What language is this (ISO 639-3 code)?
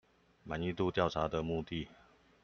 zho